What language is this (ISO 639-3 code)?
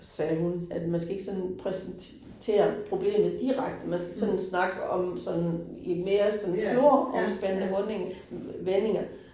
dan